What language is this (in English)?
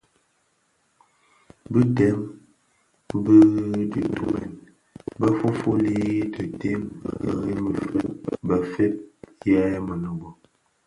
Bafia